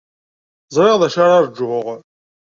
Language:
Kabyle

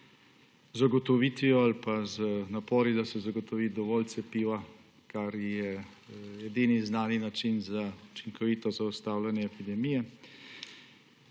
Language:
Slovenian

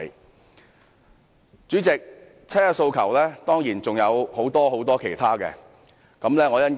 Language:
Cantonese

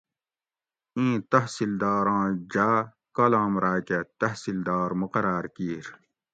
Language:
Gawri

